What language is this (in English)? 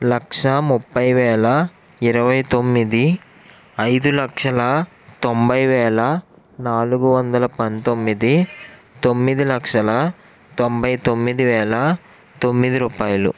Telugu